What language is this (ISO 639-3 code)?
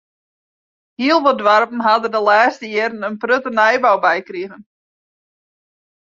fry